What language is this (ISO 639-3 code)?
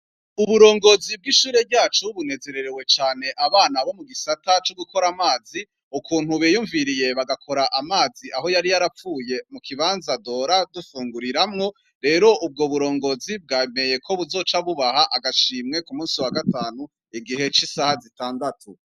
run